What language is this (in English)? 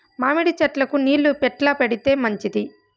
Telugu